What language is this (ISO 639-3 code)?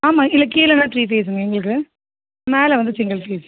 tam